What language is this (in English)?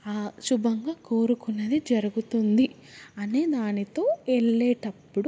Telugu